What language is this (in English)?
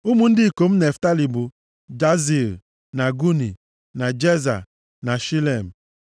Igbo